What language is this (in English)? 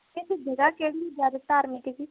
Punjabi